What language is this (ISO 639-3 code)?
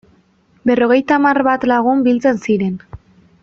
eus